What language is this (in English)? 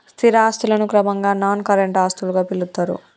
Telugu